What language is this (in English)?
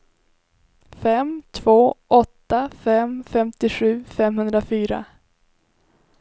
Swedish